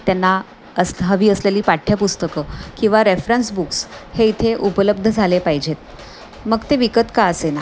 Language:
Marathi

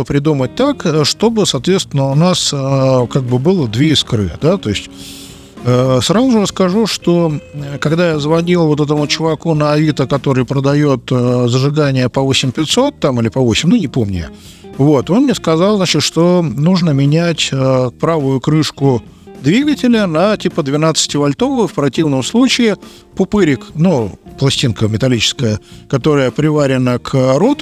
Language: Russian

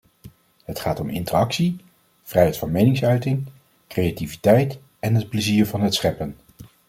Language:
Dutch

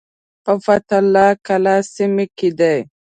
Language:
Pashto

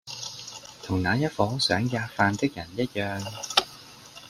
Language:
Cantonese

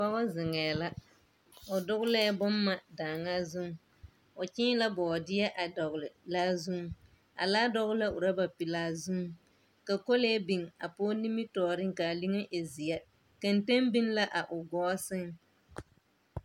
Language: Southern Dagaare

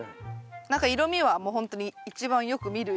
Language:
Japanese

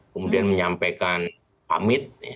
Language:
Indonesian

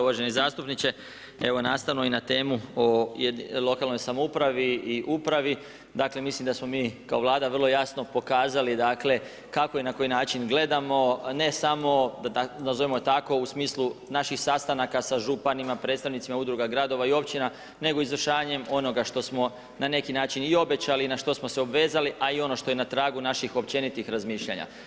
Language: Croatian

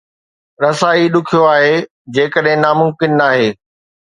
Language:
Sindhi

